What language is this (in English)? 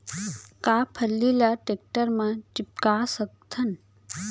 Chhattisgarhi